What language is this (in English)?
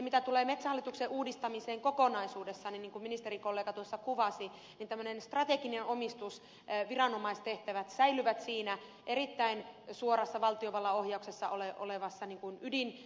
Finnish